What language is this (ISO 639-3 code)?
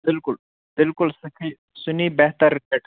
kas